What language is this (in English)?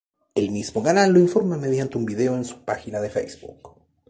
Spanish